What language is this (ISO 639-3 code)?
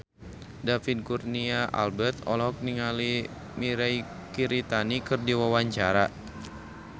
sun